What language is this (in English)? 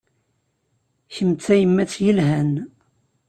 Kabyle